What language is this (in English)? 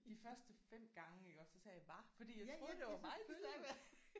Danish